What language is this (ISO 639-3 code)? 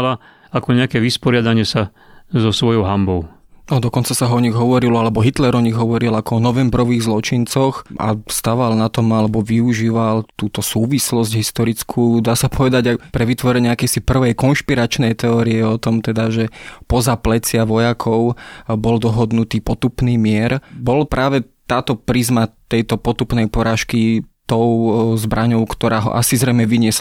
slk